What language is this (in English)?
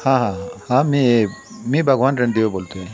Marathi